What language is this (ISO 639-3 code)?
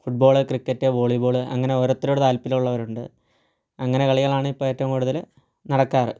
mal